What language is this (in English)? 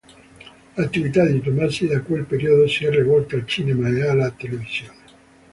Italian